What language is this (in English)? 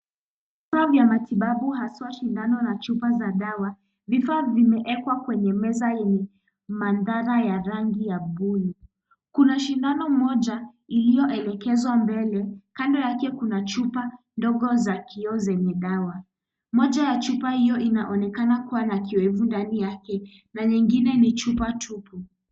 Swahili